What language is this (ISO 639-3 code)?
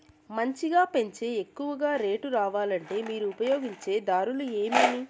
tel